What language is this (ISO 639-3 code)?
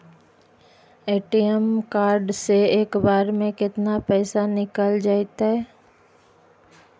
mag